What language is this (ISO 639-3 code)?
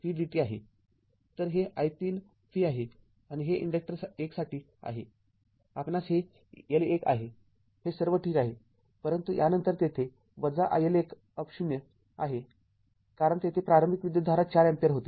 mar